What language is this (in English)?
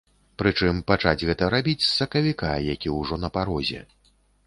Belarusian